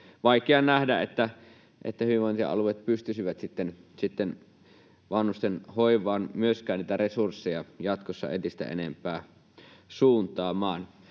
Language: Finnish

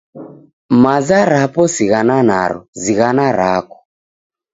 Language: Taita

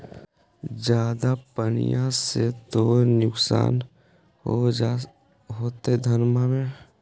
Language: Magahi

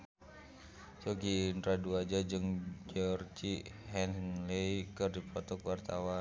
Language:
Sundanese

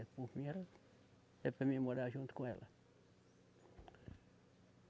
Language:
Portuguese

